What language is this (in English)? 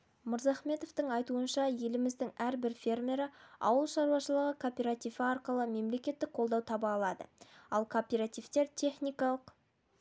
Kazakh